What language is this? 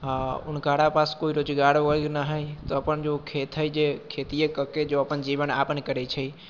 Maithili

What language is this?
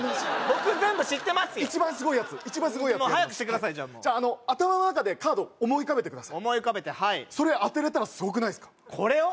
Japanese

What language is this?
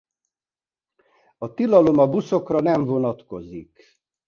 Hungarian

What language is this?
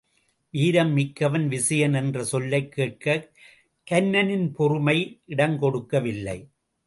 Tamil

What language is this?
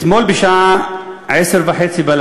Hebrew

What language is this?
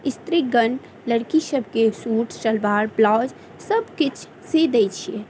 Maithili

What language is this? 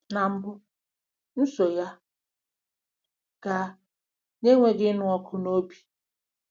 Igbo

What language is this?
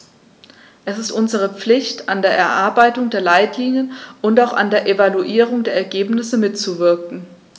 German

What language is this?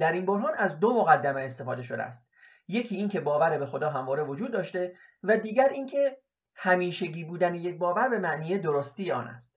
Persian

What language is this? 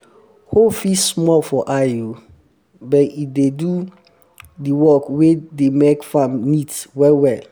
Nigerian Pidgin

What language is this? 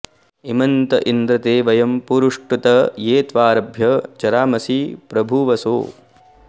Sanskrit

